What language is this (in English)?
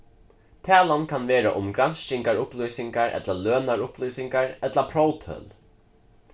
Faroese